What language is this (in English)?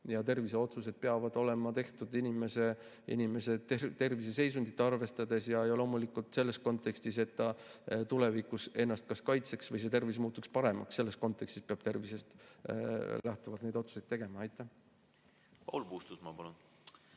Estonian